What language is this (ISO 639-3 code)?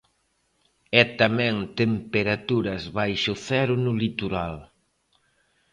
glg